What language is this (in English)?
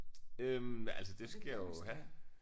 Danish